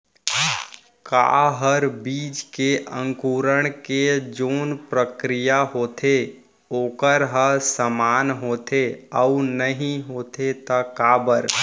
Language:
Chhattisgarhi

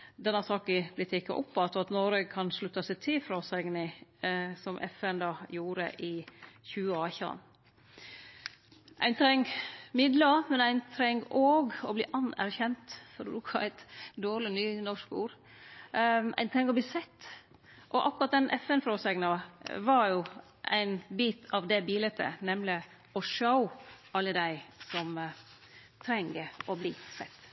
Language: Norwegian Nynorsk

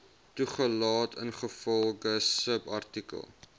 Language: Afrikaans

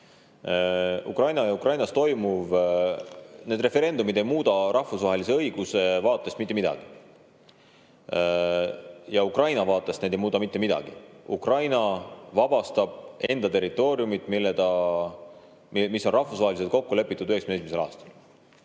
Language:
Estonian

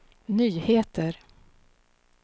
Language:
Swedish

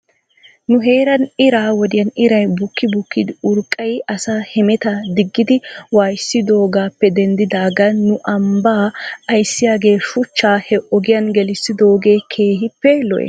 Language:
Wolaytta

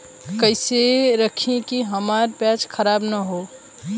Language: Bhojpuri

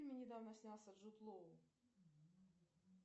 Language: Russian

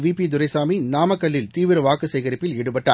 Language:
Tamil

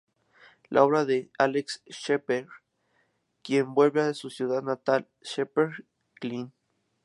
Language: Spanish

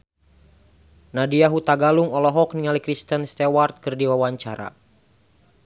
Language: Sundanese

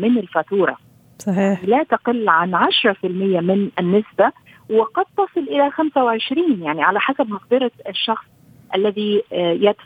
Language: Arabic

